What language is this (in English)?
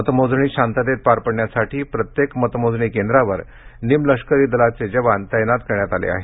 Marathi